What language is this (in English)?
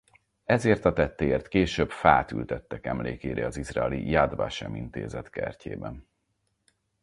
Hungarian